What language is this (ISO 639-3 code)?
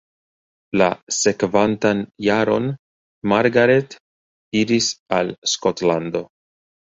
epo